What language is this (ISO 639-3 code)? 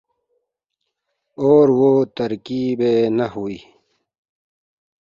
urd